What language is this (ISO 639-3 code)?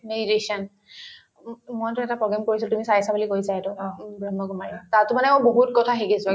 asm